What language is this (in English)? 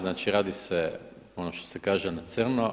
Croatian